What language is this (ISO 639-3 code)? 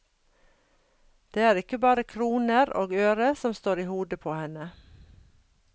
nor